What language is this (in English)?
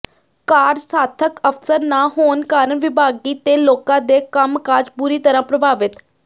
Punjabi